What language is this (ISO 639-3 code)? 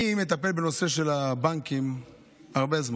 heb